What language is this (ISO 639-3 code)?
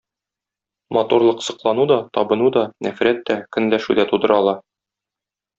tat